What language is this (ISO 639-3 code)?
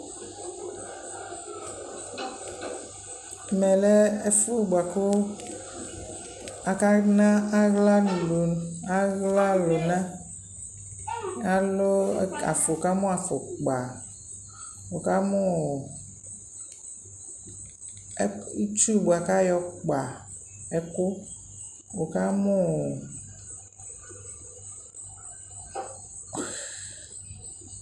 kpo